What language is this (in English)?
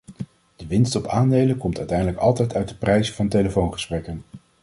Dutch